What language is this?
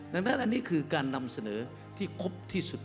Thai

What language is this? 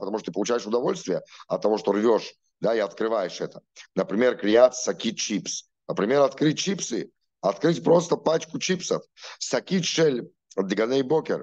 Russian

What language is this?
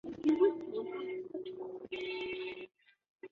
Chinese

